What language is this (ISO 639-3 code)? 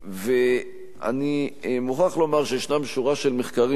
heb